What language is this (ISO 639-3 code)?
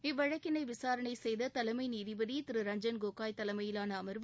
tam